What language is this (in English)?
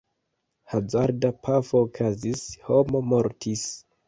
Esperanto